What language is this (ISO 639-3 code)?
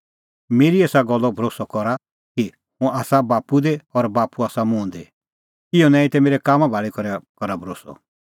kfx